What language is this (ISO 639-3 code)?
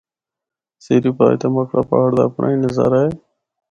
hno